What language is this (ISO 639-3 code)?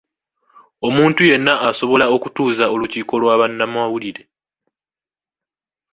lug